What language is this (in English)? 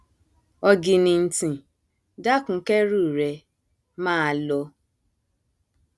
Yoruba